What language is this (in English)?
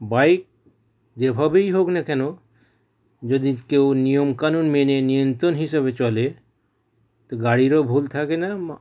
Bangla